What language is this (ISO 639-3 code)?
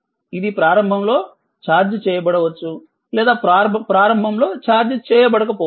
tel